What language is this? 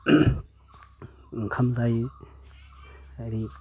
Bodo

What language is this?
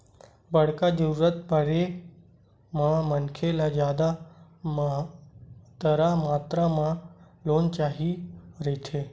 Chhattisgarhi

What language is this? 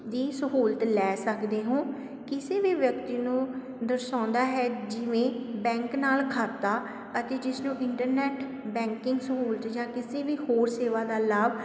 Punjabi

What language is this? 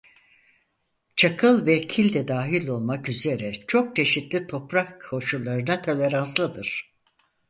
Turkish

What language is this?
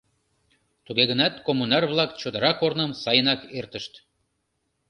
Mari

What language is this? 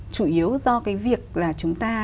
Vietnamese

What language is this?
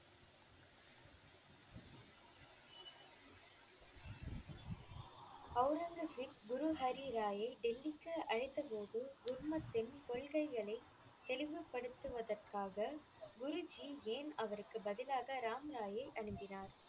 Tamil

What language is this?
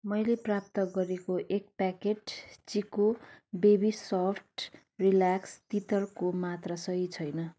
Nepali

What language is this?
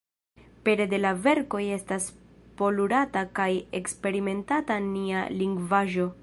Esperanto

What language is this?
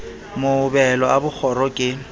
Southern Sotho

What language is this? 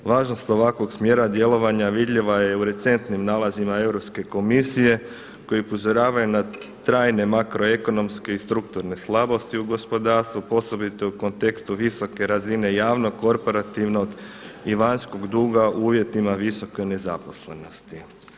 Croatian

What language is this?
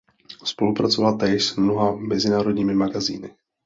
Czech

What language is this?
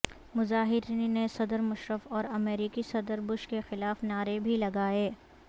Urdu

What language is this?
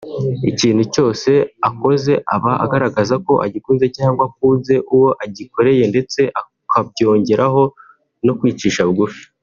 Kinyarwanda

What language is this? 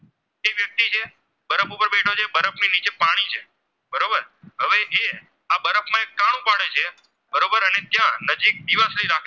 Gujarati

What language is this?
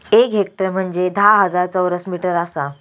Marathi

